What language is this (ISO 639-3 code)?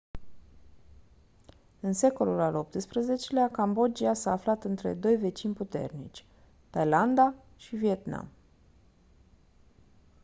ron